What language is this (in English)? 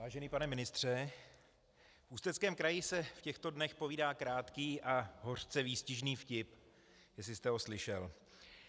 Czech